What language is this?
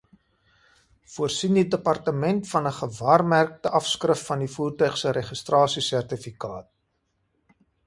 Afrikaans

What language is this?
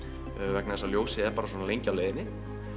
Icelandic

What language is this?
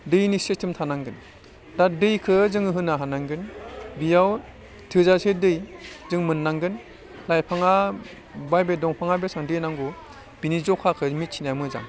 Bodo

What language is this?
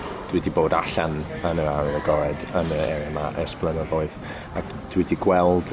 Welsh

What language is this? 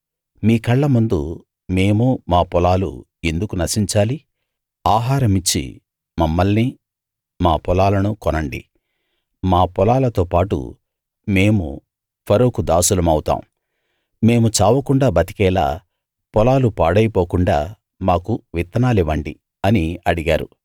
Telugu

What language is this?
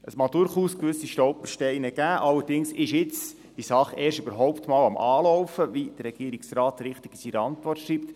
Swiss German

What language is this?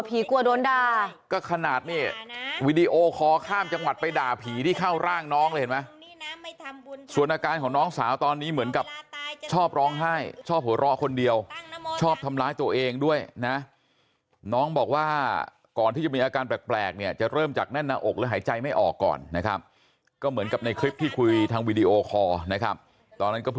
Thai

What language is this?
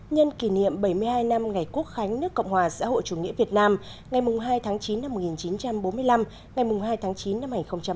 Vietnamese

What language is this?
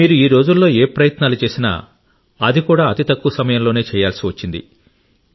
Telugu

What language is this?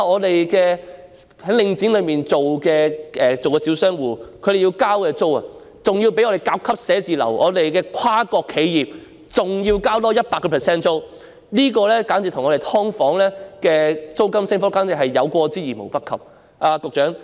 Cantonese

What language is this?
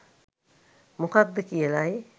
Sinhala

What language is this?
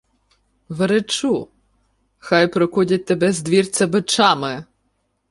Ukrainian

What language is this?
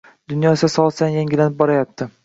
Uzbek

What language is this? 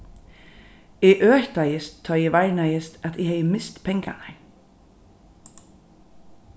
Faroese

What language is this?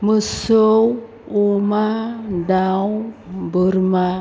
Bodo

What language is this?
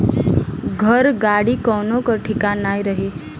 Bhojpuri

